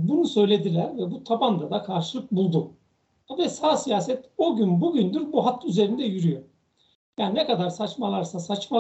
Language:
Turkish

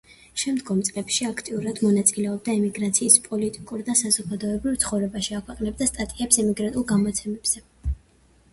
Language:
Georgian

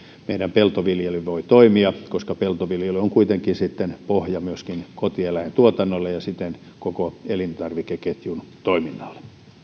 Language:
Finnish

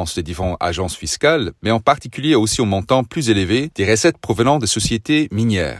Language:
French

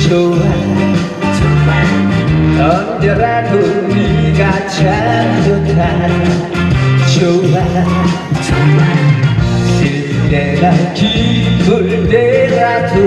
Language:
Korean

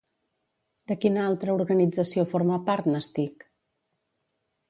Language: Catalan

